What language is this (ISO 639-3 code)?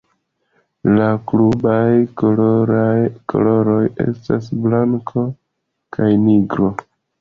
epo